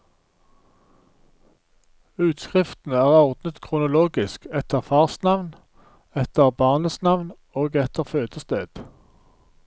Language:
Norwegian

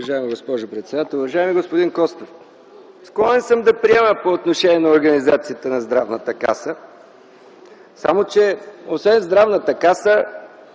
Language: Bulgarian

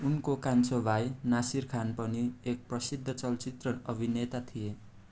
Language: Nepali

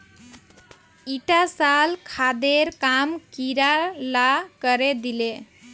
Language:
Magahi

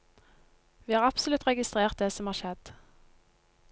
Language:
Norwegian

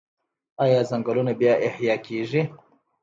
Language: Pashto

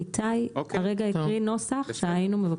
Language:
Hebrew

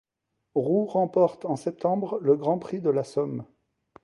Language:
French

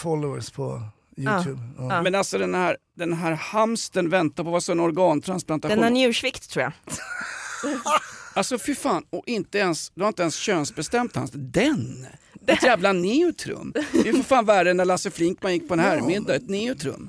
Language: Swedish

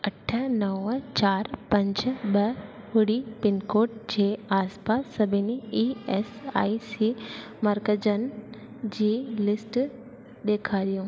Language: Sindhi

